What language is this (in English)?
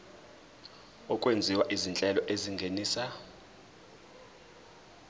Zulu